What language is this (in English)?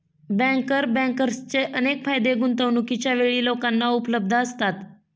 Marathi